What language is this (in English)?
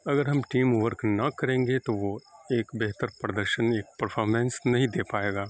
Urdu